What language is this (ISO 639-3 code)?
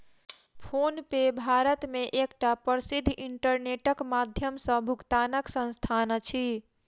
mai